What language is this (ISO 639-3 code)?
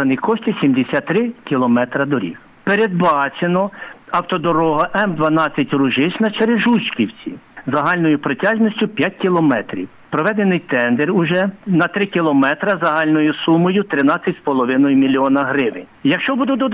ukr